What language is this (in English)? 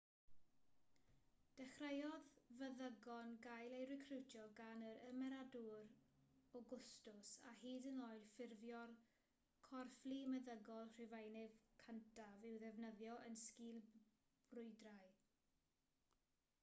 Welsh